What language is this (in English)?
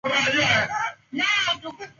Swahili